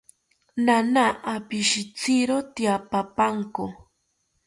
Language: South Ucayali Ashéninka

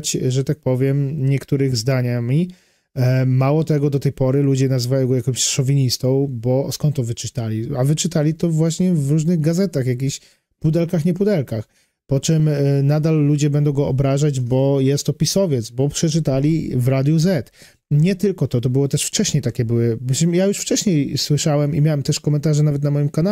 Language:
Polish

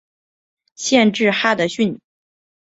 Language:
Chinese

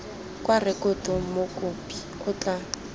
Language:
Tswana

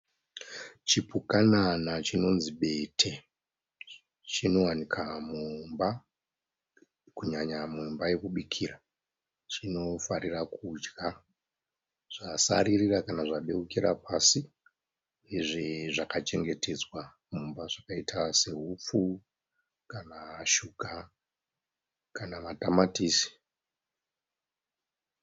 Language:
Shona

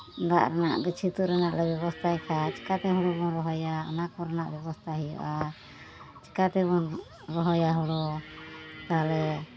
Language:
Santali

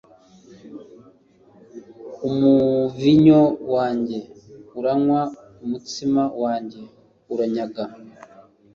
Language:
Kinyarwanda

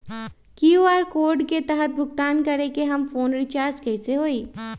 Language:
Magahi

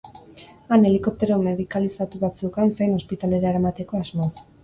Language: Basque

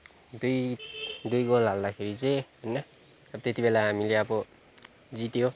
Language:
Nepali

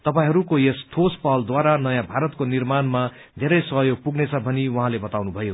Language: Nepali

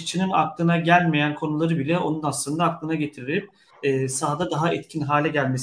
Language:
Turkish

